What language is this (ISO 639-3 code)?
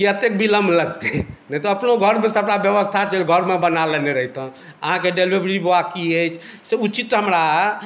mai